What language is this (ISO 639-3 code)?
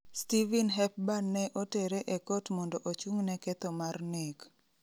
luo